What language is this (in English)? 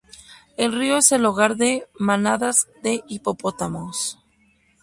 Spanish